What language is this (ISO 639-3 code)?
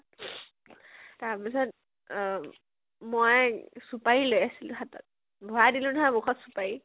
asm